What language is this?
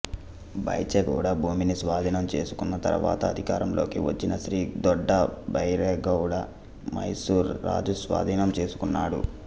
Telugu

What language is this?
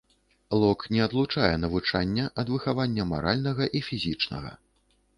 Belarusian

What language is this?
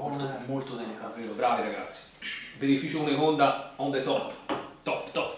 Italian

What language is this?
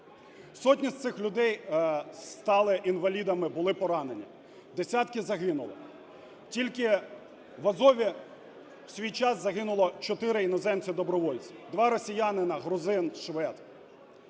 Ukrainian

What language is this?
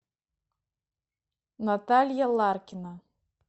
Russian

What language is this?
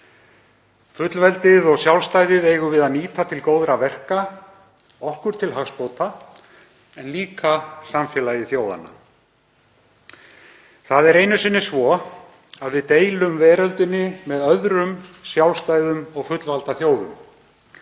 Icelandic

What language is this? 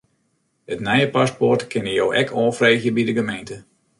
Western Frisian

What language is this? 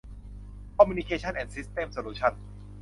Thai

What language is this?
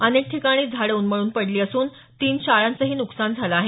Marathi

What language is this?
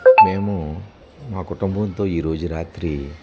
Telugu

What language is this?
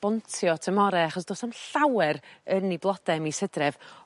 Welsh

